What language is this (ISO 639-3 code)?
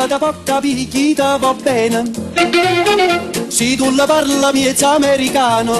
ita